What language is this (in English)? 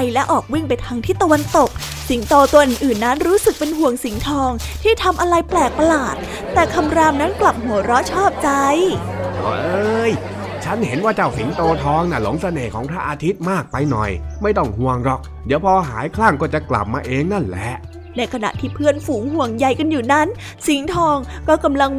Thai